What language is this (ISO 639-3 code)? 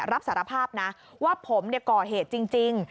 tha